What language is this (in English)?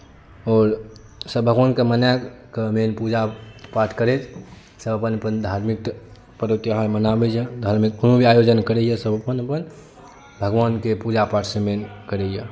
Maithili